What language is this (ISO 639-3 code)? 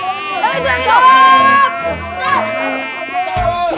ind